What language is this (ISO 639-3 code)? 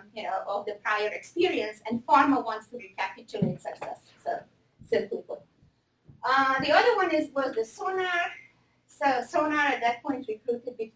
eng